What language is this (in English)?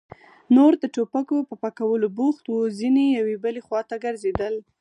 Pashto